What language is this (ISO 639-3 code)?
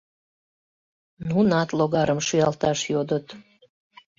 chm